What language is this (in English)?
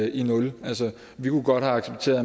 Danish